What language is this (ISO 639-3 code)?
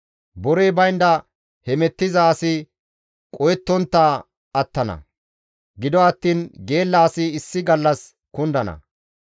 gmv